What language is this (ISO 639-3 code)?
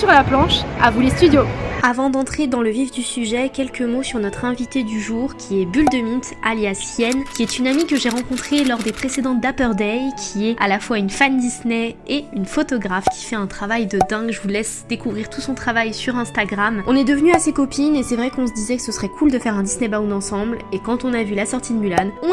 fra